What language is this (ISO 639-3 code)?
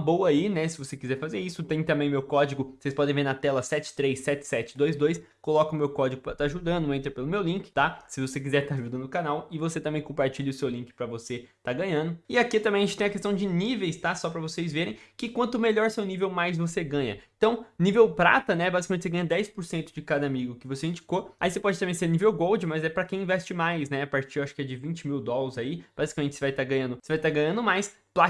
por